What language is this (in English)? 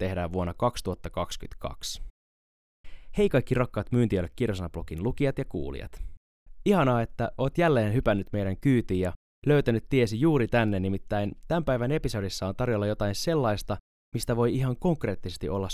Finnish